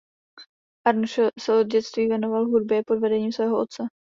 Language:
Czech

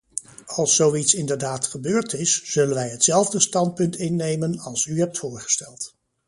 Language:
Dutch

